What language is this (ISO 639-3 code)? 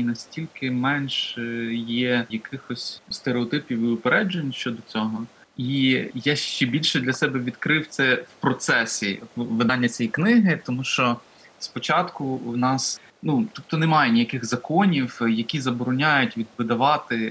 ukr